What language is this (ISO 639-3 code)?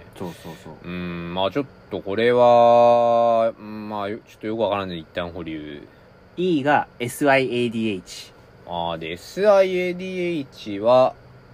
jpn